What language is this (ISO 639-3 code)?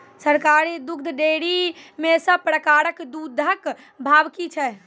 mai